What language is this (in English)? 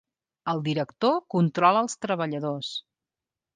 Catalan